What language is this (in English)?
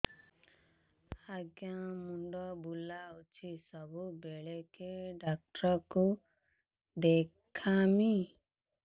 Odia